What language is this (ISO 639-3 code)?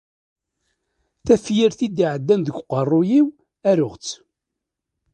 kab